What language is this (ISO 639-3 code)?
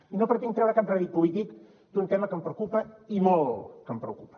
cat